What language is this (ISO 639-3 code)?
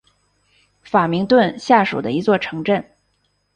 zho